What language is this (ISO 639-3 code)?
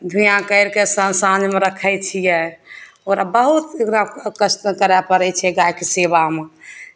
mai